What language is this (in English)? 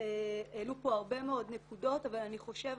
Hebrew